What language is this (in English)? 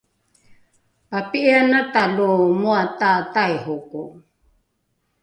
Rukai